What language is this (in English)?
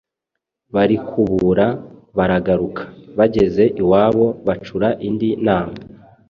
Kinyarwanda